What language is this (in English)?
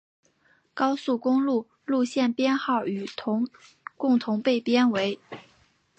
Chinese